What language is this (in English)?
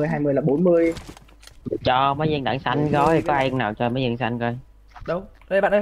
Vietnamese